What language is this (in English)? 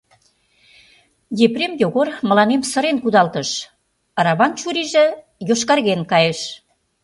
Mari